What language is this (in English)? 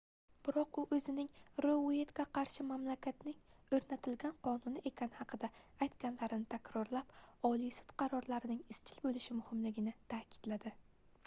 Uzbek